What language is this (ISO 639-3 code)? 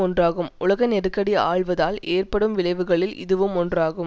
tam